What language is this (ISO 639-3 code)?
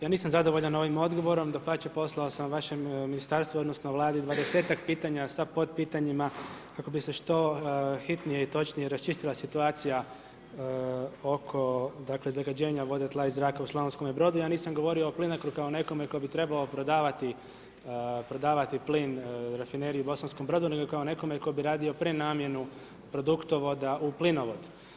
hrv